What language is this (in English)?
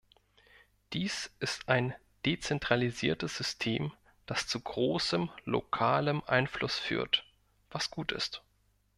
German